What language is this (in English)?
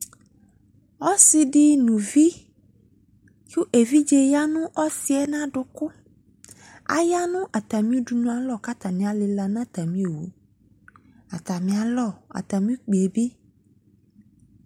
Ikposo